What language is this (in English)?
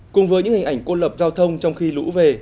Vietnamese